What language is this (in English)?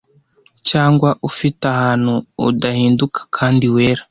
Kinyarwanda